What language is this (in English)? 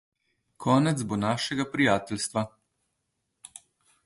Slovenian